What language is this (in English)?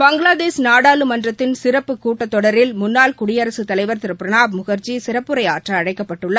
Tamil